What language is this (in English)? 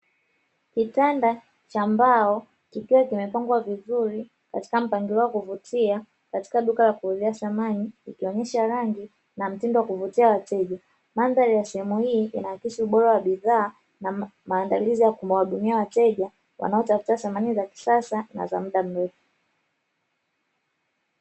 Swahili